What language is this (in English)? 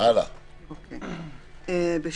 Hebrew